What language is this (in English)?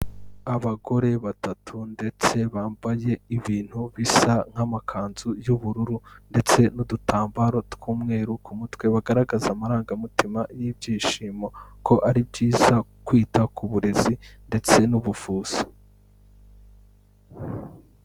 Kinyarwanda